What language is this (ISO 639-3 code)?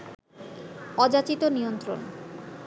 ben